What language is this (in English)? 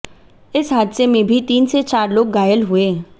Hindi